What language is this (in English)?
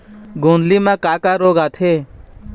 Chhattisgarhi